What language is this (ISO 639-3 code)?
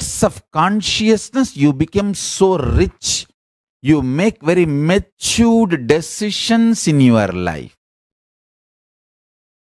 eng